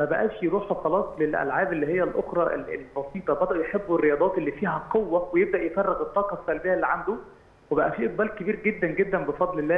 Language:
Arabic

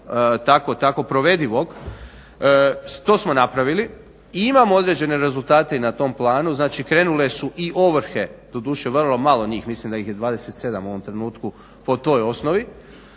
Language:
Croatian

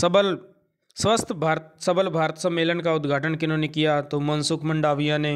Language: Hindi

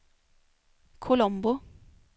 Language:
Swedish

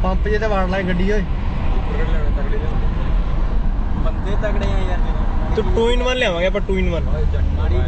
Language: Punjabi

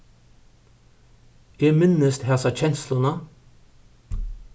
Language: Faroese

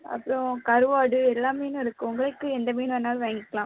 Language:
Tamil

